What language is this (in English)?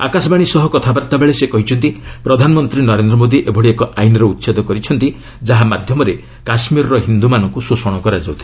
Odia